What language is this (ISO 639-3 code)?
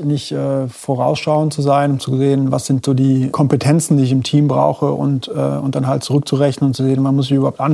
deu